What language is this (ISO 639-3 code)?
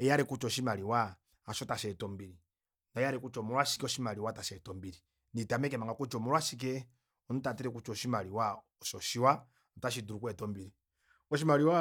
kua